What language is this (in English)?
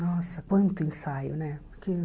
Portuguese